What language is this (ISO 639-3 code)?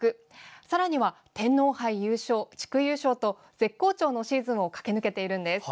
jpn